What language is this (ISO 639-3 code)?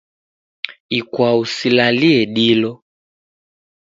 dav